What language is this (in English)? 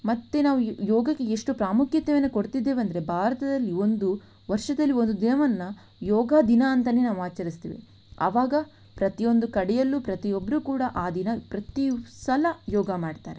Kannada